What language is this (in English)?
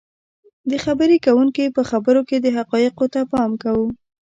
Pashto